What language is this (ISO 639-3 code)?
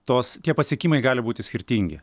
lit